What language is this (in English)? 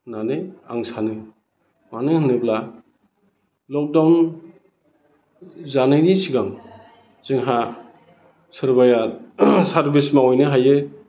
Bodo